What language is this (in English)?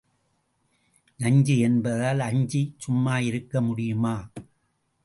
Tamil